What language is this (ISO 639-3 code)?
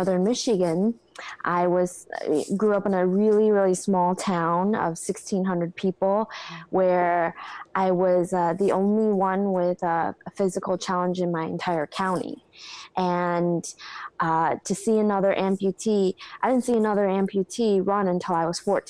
eng